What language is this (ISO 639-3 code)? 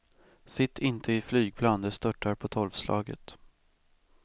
swe